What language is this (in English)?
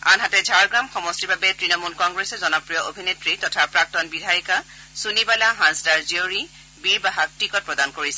Assamese